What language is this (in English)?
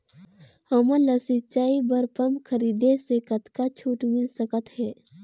Chhattisgarhi